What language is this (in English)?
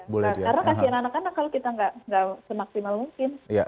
Indonesian